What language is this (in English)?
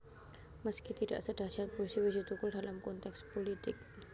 Javanese